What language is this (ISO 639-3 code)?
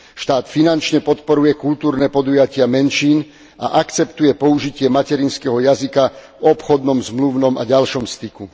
slk